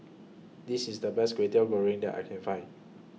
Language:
English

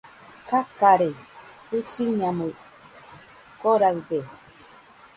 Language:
Nüpode Huitoto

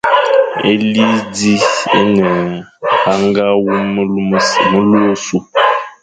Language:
Fang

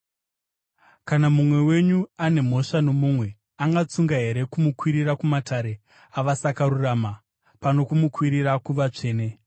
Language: Shona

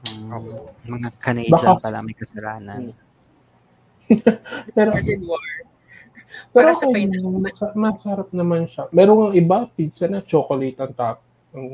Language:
Filipino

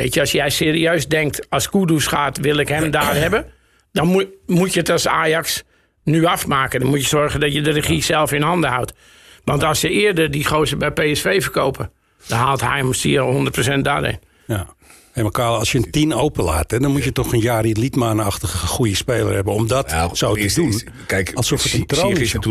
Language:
Dutch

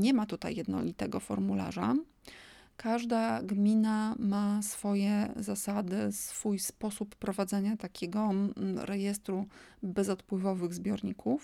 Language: Polish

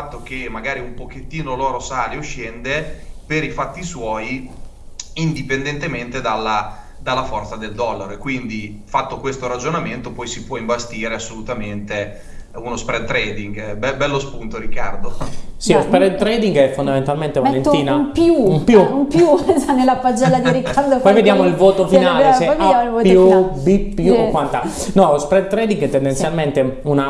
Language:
Italian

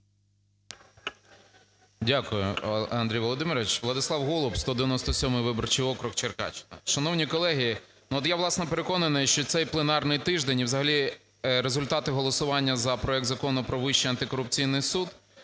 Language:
Ukrainian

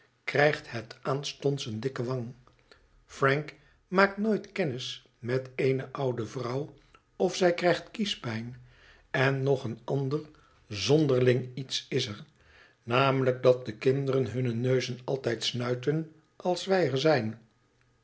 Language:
Dutch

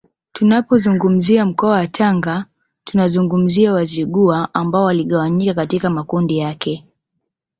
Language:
Swahili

